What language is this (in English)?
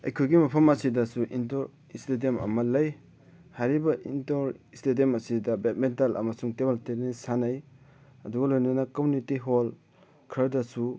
Manipuri